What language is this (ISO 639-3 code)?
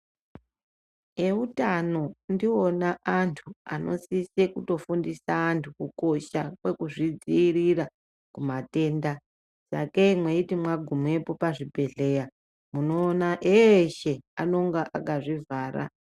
ndc